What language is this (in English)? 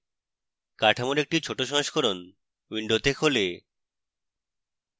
Bangla